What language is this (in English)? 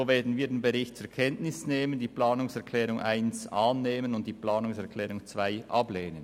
Swiss German